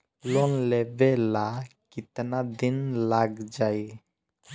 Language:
Bhojpuri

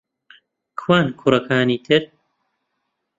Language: Central Kurdish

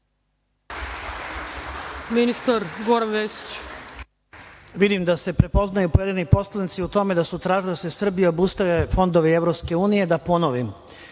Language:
Serbian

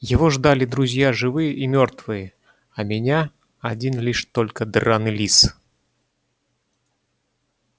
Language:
Russian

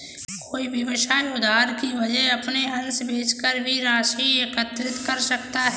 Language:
Hindi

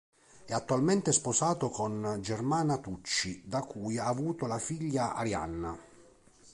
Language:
Italian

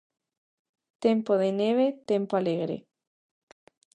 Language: Galician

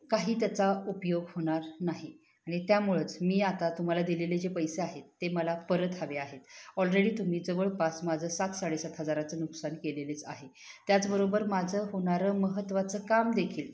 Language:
Marathi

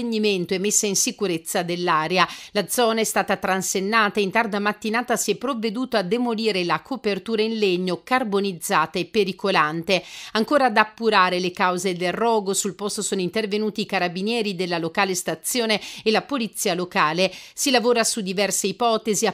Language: Italian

